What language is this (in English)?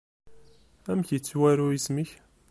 Kabyle